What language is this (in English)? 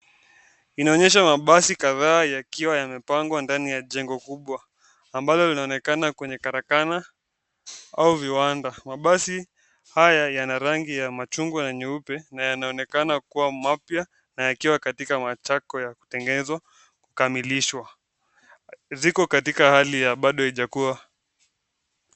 Swahili